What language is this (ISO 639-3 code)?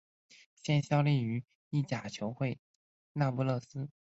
zho